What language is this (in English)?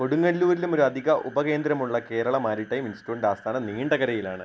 Malayalam